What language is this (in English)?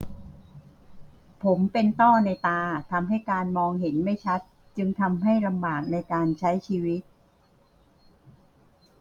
Thai